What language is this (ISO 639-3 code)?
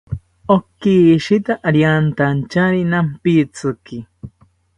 cpy